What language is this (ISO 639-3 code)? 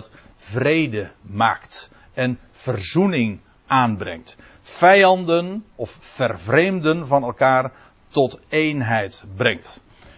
nld